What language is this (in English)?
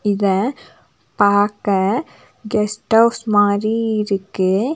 Tamil